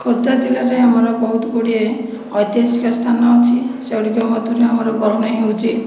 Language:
Odia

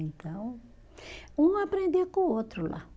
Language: Portuguese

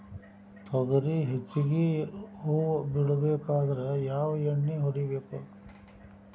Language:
Kannada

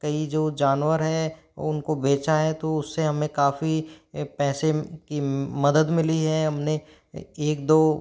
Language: Hindi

